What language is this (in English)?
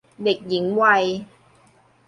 Thai